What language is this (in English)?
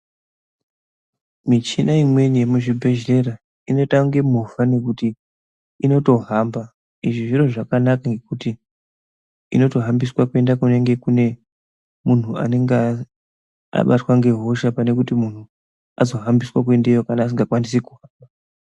Ndau